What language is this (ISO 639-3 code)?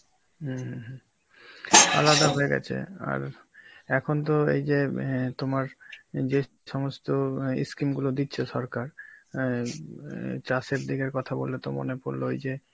ben